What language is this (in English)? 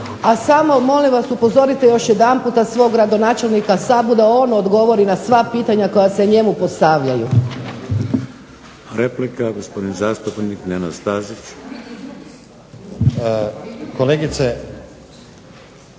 Croatian